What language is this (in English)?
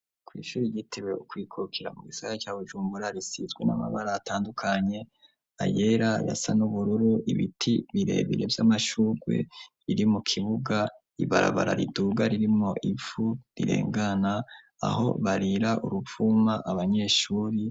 Rundi